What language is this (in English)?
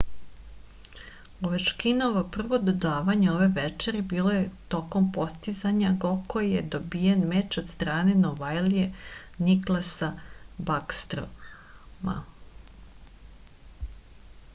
Serbian